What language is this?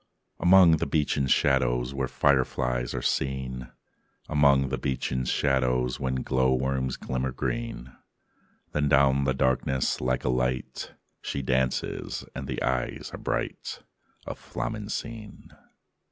English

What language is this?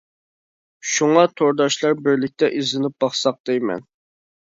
Uyghur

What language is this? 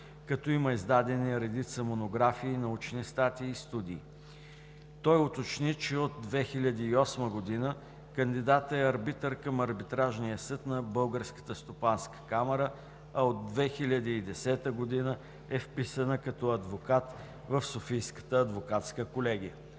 Bulgarian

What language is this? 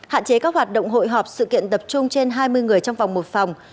Vietnamese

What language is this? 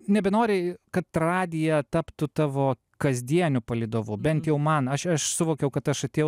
Lithuanian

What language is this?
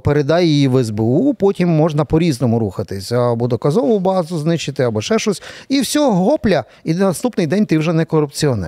Ukrainian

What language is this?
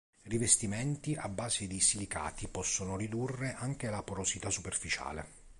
Italian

